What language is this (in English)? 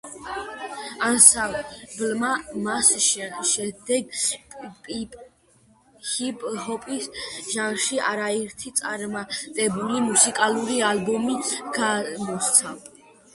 Georgian